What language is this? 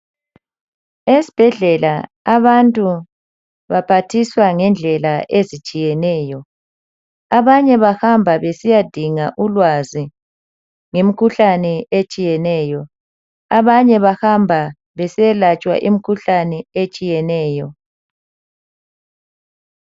North Ndebele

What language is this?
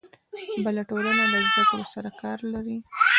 Pashto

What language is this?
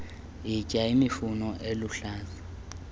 Xhosa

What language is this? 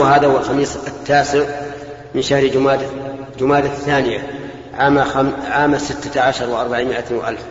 Arabic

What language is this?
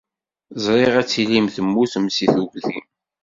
Kabyle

